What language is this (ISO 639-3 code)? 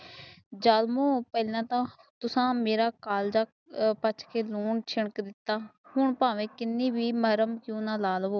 pan